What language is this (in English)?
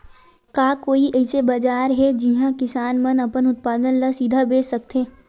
Chhattisgarhi